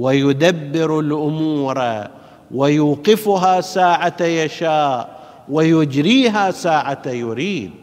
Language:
Arabic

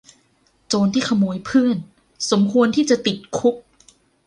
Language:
Thai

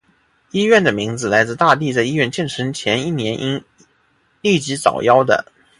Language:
Chinese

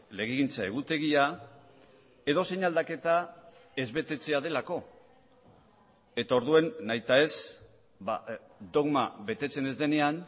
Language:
Basque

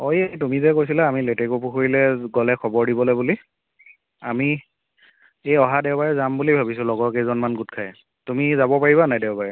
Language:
Assamese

